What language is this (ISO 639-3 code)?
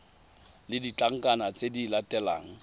tsn